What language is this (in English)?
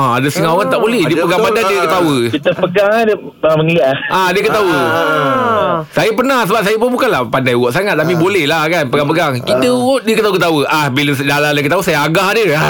Malay